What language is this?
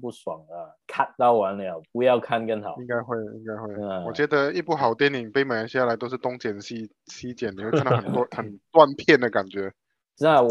Chinese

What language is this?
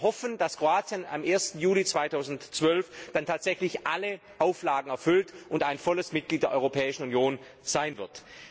German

